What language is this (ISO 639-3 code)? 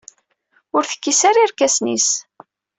kab